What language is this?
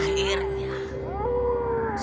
Indonesian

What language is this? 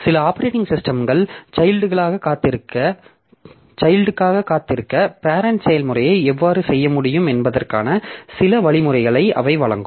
Tamil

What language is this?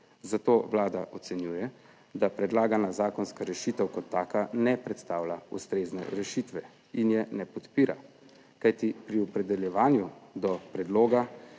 Slovenian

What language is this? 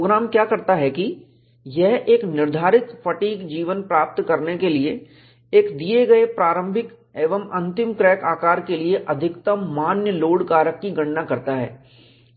Hindi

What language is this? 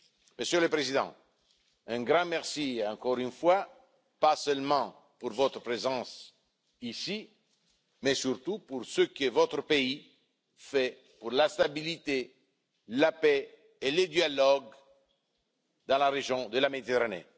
French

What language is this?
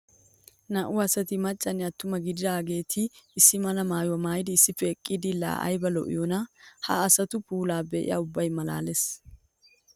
Wolaytta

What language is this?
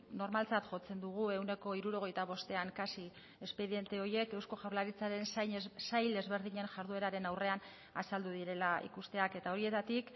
Basque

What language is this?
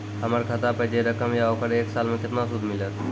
Maithili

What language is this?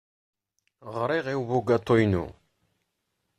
Kabyle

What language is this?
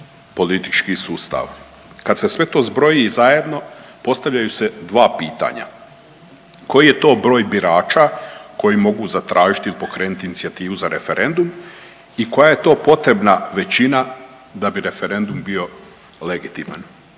Croatian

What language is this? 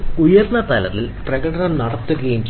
Malayalam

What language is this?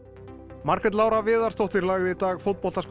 Icelandic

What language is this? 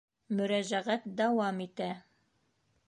Bashkir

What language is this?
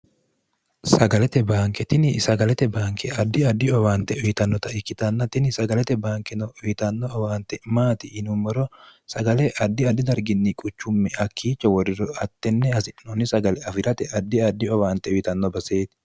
Sidamo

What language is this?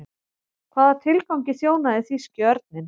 Icelandic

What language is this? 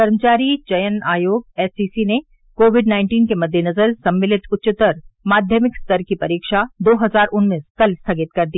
Hindi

